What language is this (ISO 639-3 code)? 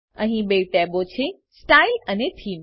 guj